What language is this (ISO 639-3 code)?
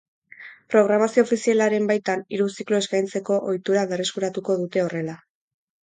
eus